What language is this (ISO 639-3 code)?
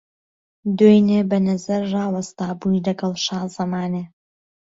ckb